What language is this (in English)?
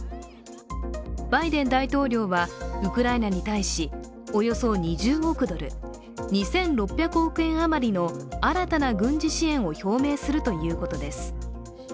Japanese